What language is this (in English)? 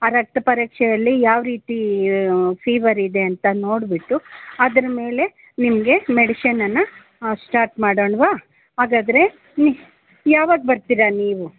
Kannada